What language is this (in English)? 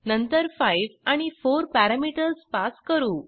Marathi